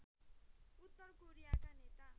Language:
Nepali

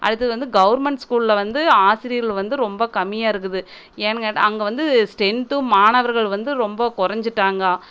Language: Tamil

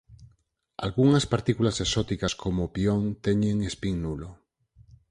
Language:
Galician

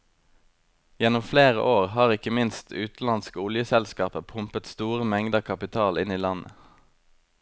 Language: Norwegian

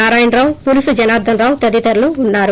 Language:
Telugu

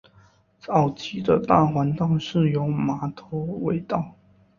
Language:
Chinese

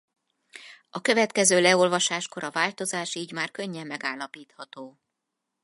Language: Hungarian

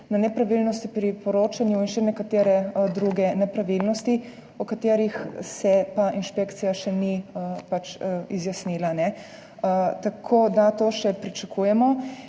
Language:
Slovenian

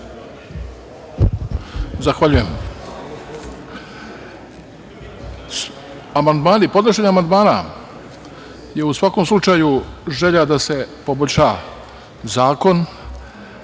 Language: Serbian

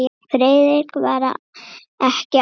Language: Icelandic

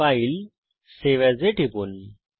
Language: Bangla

